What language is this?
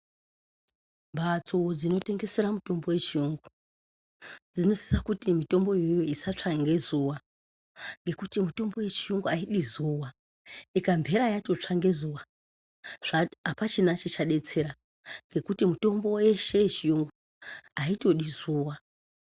Ndau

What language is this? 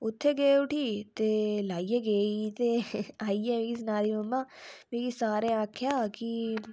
Dogri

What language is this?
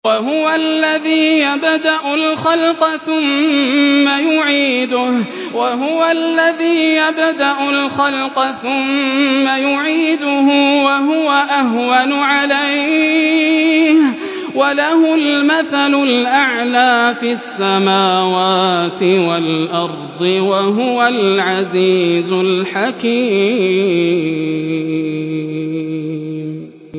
Arabic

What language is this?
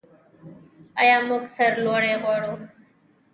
Pashto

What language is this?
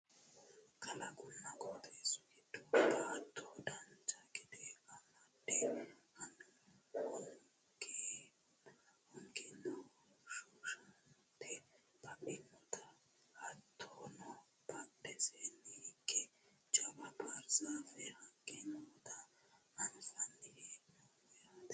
Sidamo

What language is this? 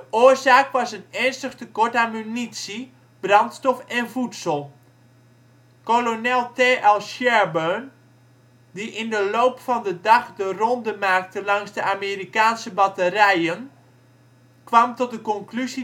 Dutch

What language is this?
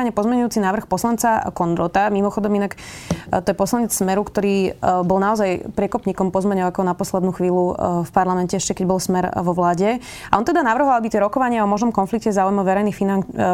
Slovak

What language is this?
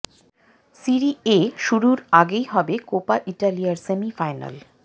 Bangla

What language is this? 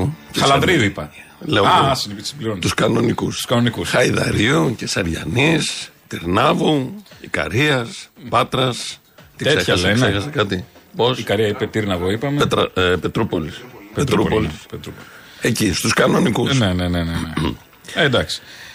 Greek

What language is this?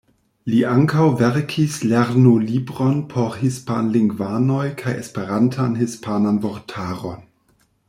Esperanto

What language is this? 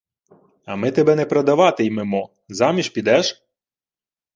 Ukrainian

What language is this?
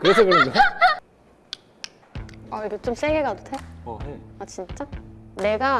Korean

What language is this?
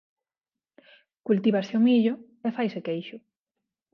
Galician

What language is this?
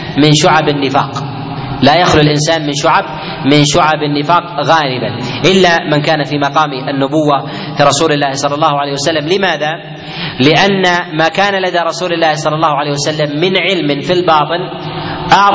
Arabic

